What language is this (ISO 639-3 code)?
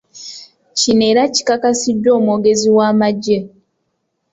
lug